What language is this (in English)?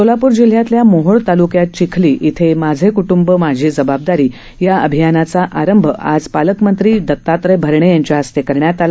Marathi